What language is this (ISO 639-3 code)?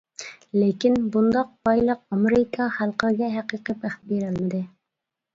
uig